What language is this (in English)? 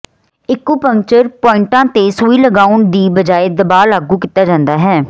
Punjabi